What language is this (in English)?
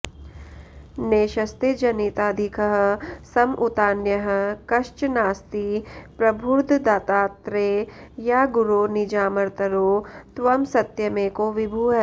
Sanskrit